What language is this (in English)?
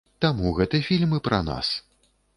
Belarusian